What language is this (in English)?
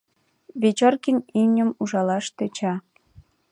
Mari